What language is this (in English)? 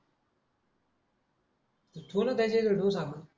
Marathi